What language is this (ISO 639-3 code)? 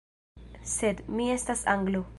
epo